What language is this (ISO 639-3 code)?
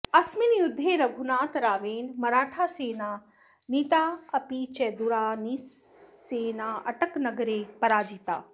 san